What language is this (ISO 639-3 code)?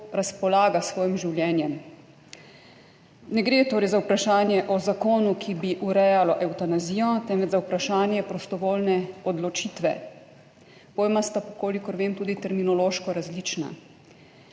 slv